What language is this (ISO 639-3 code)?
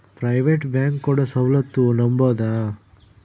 kan